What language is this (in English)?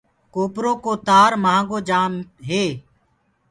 Gurgula